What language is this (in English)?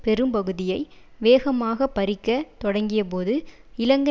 Tamil